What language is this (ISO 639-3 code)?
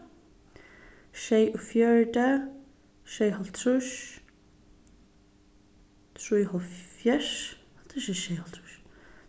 fao